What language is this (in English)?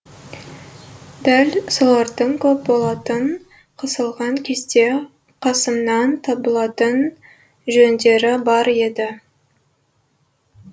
Kazakh